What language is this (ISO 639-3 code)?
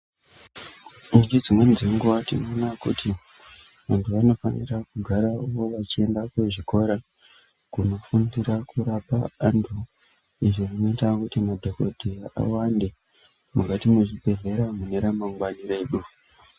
ndc